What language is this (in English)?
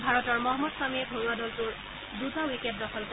Assamese